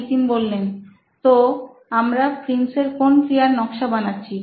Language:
Bangla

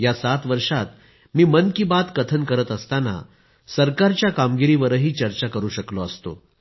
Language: Marathi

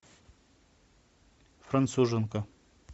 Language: Russian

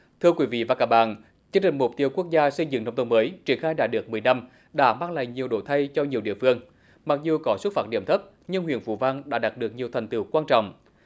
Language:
Vietnamese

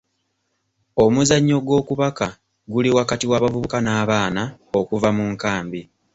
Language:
Ganda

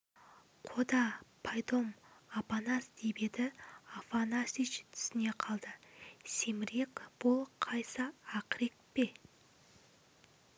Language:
Kazakh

